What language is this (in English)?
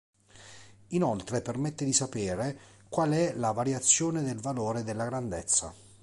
Italian